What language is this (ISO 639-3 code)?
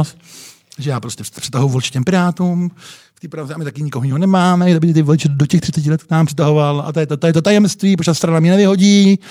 ces